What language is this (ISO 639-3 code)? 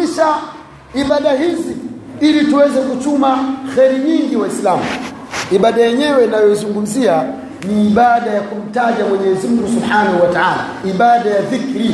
swa